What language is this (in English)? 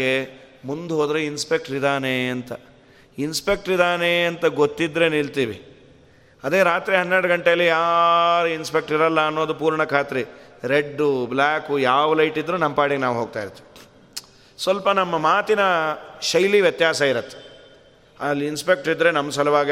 Kannada